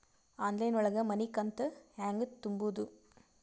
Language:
Kannada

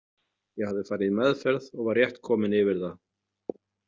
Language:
Icelandic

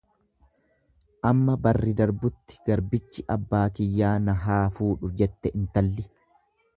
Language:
Oromo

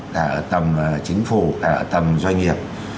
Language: Vietnamese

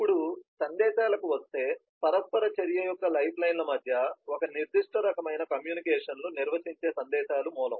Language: Telugu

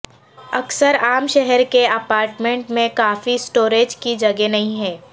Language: Urdu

